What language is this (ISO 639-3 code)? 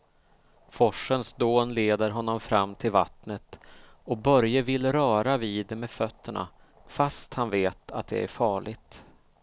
swe